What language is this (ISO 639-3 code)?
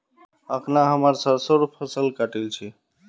mag